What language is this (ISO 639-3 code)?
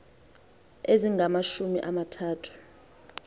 xho